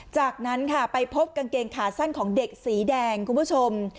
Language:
Thai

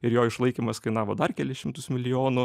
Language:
Lithuanian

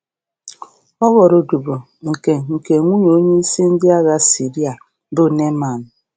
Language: Igbo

